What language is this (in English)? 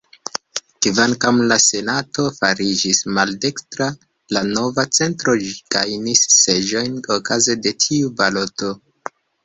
Esperanto